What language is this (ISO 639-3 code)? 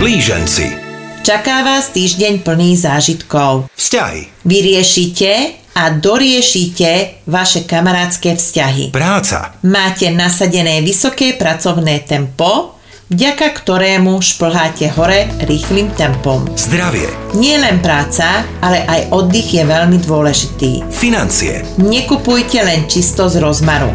ces